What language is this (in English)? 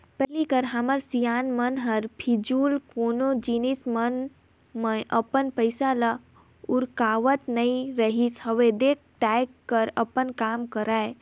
Chhattisgarhi